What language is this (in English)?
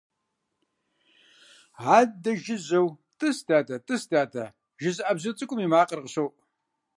Kabardian